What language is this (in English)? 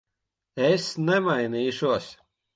Latvian